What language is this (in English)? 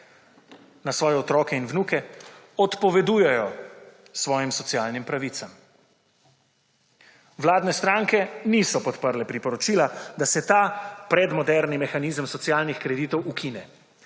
Slovenian